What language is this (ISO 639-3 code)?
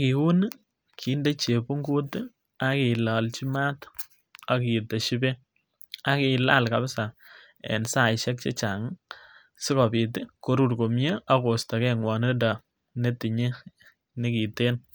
kln